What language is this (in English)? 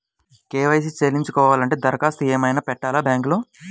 Telugu